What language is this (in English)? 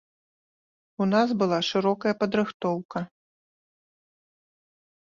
Belarusian